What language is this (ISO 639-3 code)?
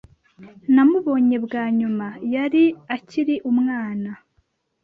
kin